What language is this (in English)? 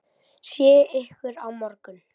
Icelandic